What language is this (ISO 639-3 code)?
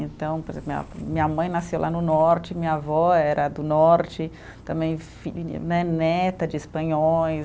por